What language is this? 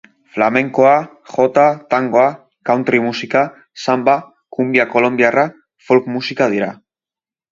Basque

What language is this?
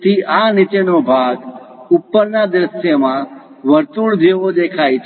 Gujarati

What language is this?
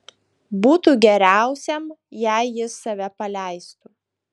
Lithuanian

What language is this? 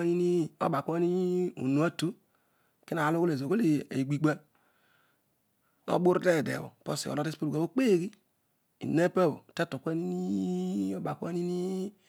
Odual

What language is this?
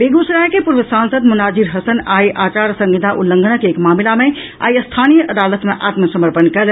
Maithili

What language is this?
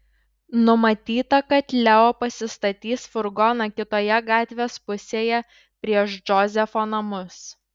Lithuanian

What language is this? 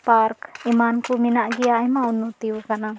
Santali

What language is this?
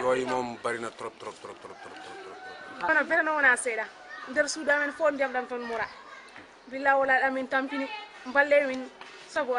Romanian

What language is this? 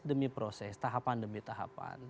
Indonesian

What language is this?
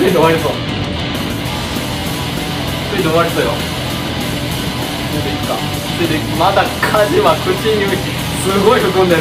Japanese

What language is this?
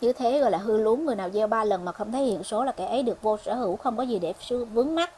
Vietnamese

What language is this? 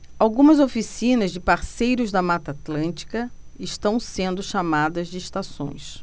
Portuguese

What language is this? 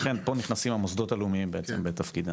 Hebrew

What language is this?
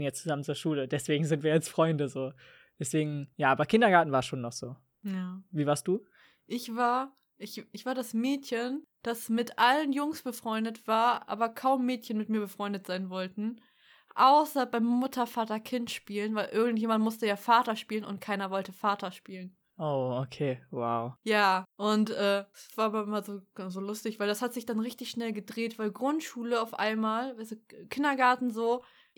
German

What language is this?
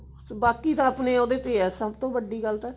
Punjabi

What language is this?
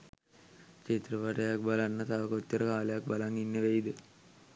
Sinhala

